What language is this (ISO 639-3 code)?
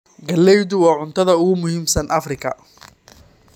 som